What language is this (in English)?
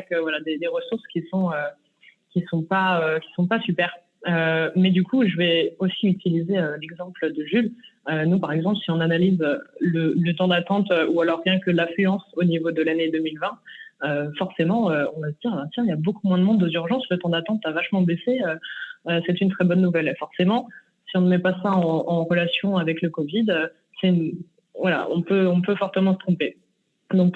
French